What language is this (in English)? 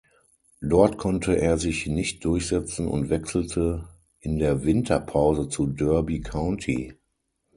German